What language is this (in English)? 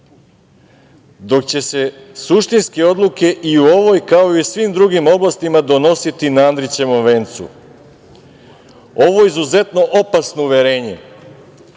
Serbian